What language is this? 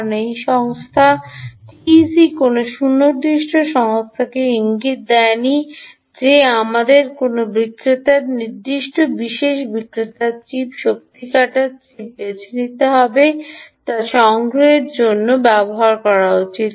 Bangla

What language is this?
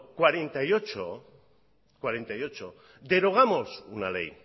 Spanish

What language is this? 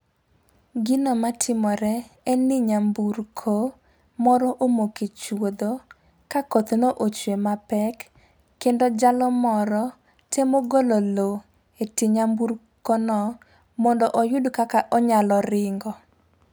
Luo (Kenya and Tanzania)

